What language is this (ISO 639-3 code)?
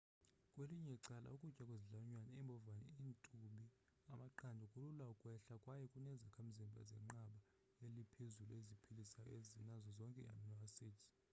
xho